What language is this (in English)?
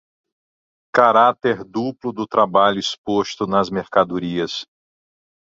Portuguese